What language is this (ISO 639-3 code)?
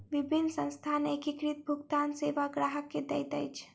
mai